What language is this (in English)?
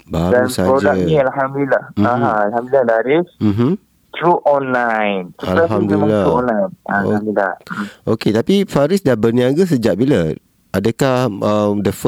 Malay